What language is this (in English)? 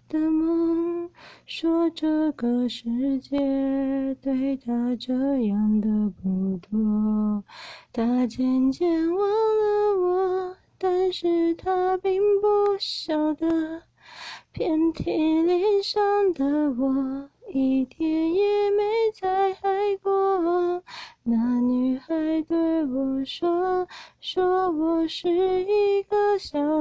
Chinese